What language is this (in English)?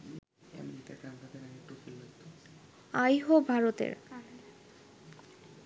Bangla